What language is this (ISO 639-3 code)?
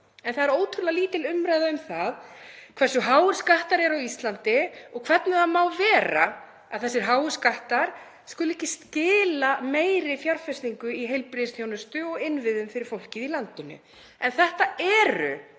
isl